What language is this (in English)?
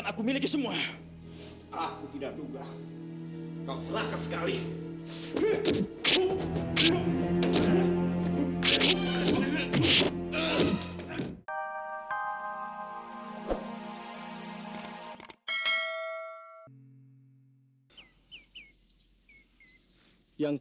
Indonesian